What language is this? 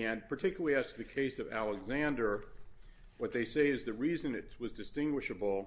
English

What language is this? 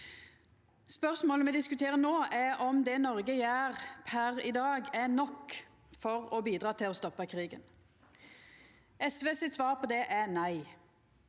Norwegian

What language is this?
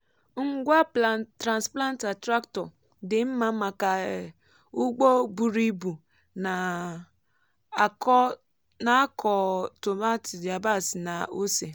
Igbo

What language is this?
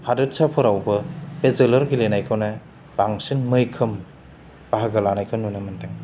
Bodo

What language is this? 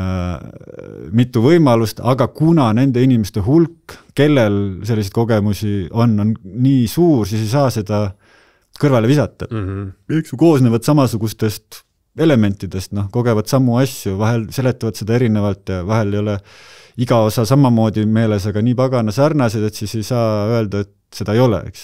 Finnish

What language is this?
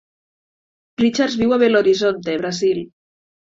Catalan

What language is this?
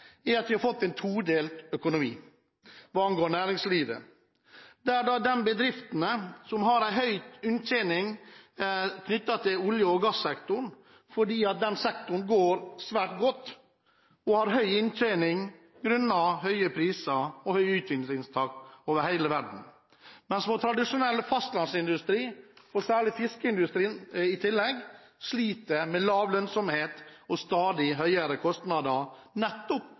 Norwegian Bokmål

